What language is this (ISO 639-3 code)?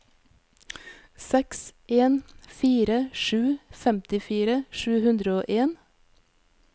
nor